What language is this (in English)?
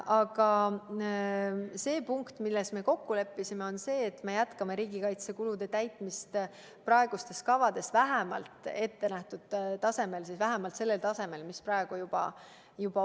Estonian